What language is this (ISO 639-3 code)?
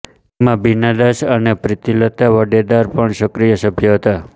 guj